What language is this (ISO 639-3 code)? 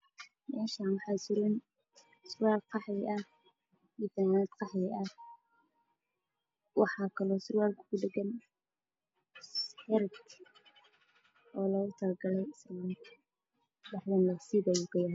som